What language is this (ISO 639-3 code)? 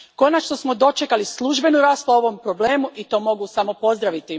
hrv